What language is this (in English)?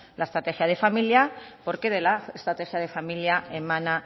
Spanish